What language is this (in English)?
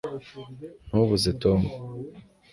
Kinyarwanda